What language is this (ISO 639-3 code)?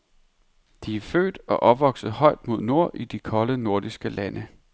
dan